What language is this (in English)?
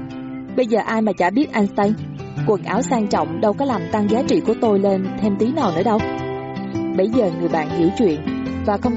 Vietnamese